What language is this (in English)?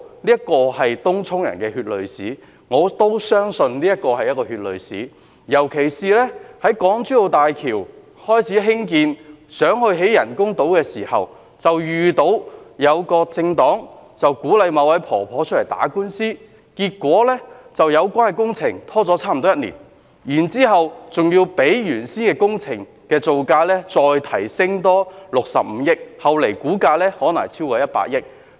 Cantonese